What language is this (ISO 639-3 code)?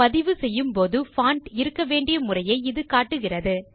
tam